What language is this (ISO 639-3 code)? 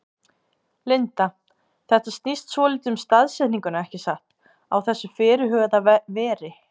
isl